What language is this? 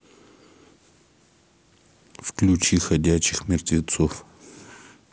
Russian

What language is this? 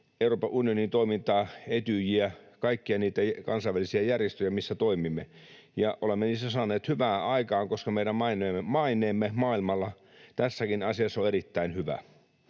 Finnish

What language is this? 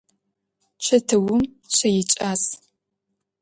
Adyghe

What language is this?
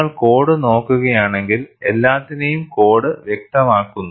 Malayalam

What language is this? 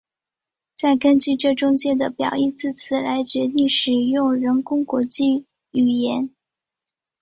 Chinese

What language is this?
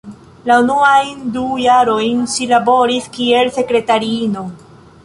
Esperanto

